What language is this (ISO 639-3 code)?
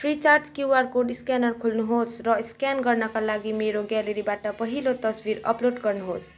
nep